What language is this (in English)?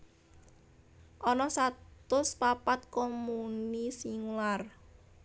Javanese